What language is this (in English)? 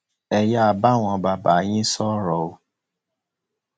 Yoruba